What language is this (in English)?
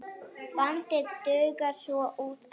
Icelandic